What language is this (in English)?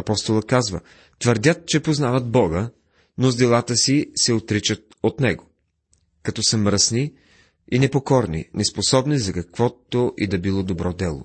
Bulgarian